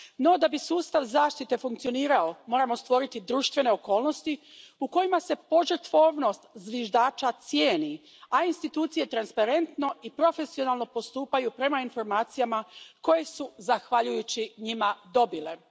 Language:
Croatian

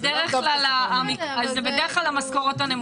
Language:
Hebrew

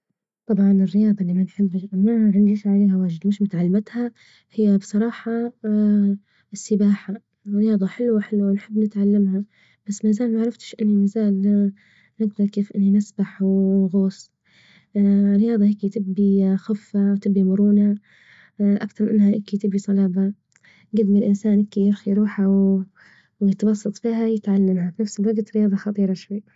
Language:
Libyan Arabic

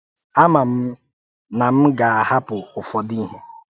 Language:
Igbo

